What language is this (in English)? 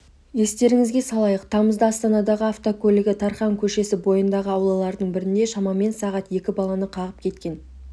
Kazakh